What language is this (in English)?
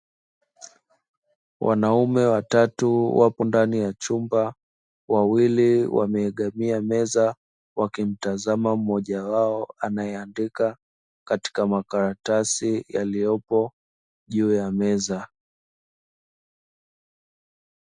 Swahili